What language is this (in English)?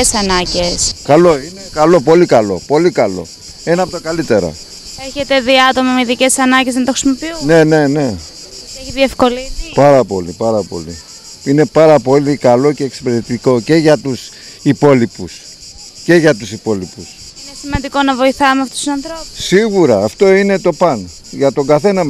Greek